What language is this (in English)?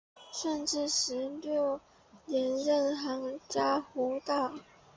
Chinese